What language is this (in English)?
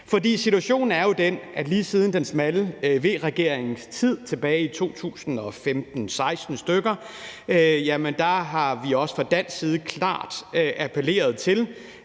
Danish